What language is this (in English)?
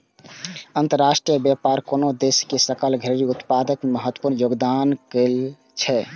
Maithili